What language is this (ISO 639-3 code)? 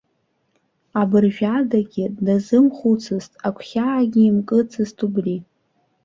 abk